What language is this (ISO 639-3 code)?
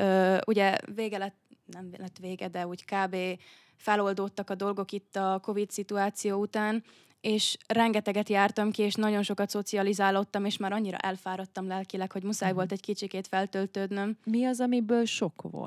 hun